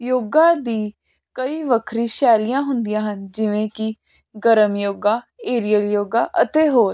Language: Punjabi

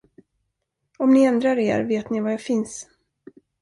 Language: Swedish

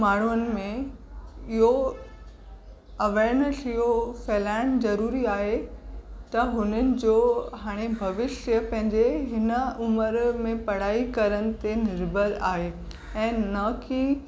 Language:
Sindhi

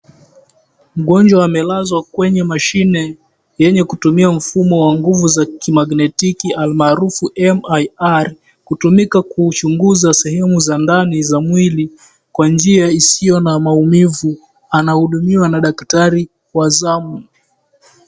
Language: Swahili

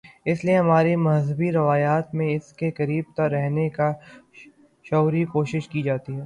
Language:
Urdu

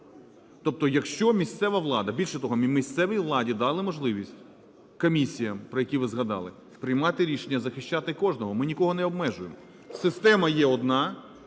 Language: Ukrainian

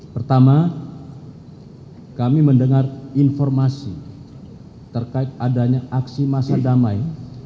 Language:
Indonesian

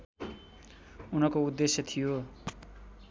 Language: Nepali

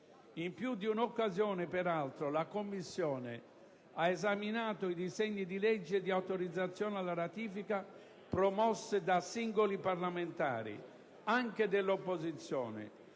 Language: Italian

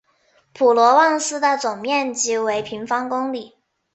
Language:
Chinese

